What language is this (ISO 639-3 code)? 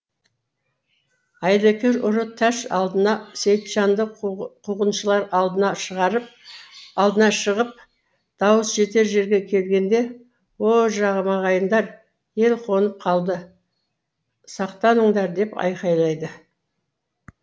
kaz